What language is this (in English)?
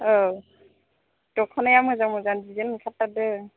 Bodo